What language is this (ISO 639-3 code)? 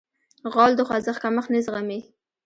pus